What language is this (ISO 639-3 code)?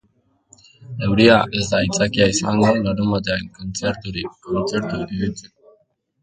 eus